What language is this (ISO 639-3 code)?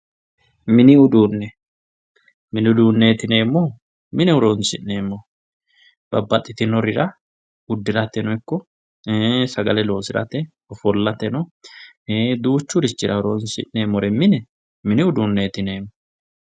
sid